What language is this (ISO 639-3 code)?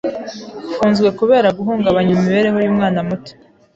kin